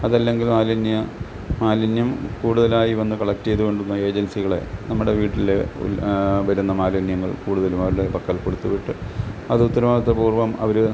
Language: Malayalam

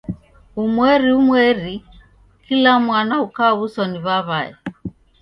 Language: Taita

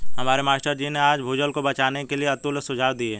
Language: Hindi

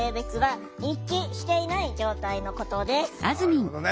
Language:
Japanese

